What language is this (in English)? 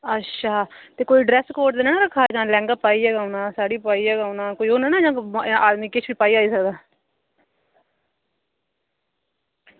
Dogri